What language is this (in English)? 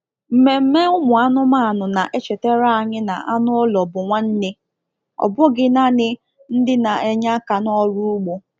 Igbo